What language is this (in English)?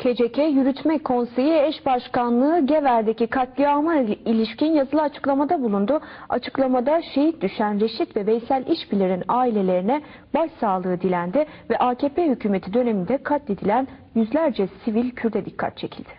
Turkish